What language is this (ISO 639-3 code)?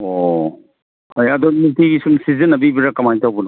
mni